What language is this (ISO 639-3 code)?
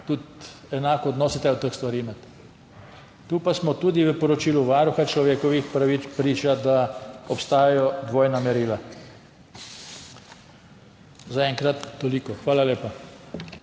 slv